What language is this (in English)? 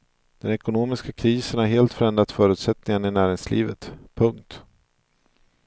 Swedish